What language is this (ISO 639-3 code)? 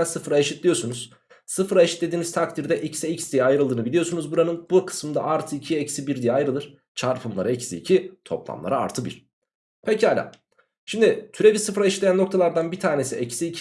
tur